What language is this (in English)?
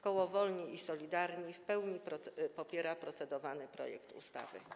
Polish